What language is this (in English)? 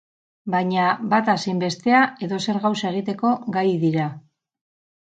Basque